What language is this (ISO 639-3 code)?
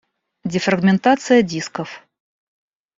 rus